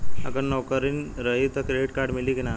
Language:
Bhojpuri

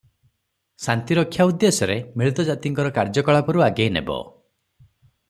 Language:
Odia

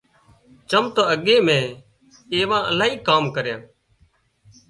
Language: Wadiyara Koli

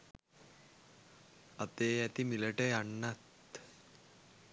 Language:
Sinhala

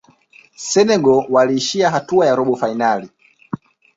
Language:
Swahili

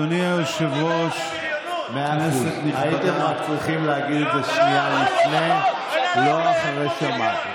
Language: Hebrew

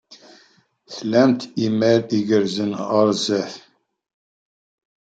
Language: Kabyle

